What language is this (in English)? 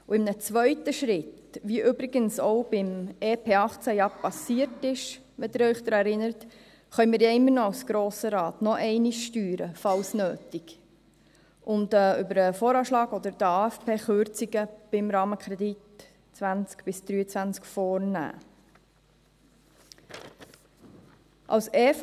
Swiss German